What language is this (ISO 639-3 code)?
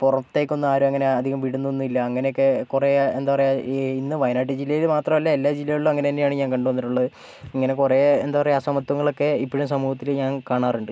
mal